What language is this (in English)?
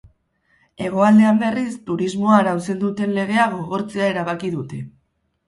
Basque